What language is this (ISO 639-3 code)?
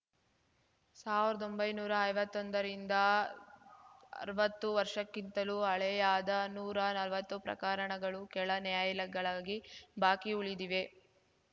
kan